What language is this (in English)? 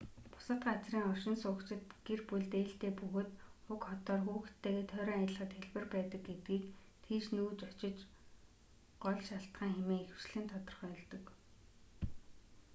Mongolian